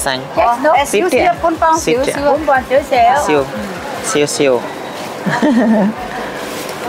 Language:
Indonesian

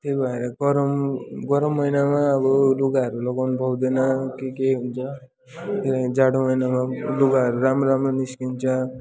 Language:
Nepali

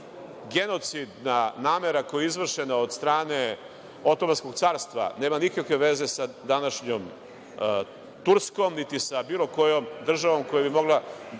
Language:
Serbian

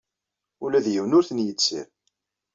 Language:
Kabyle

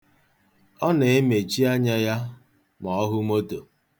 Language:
Igbo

